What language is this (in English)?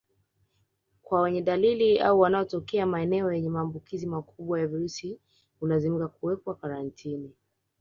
Swahili